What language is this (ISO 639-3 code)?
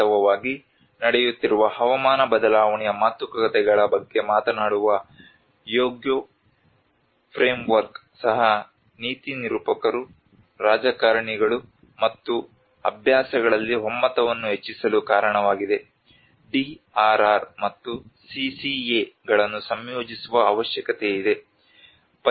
kan